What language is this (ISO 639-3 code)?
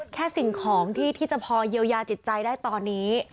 tha